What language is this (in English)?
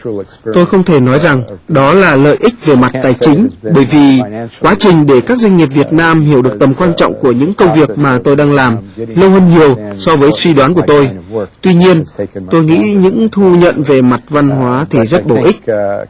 Vietnamese